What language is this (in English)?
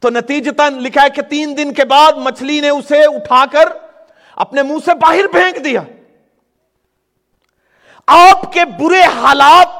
Urdu